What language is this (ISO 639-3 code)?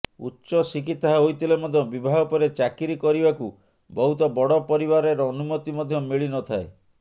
ori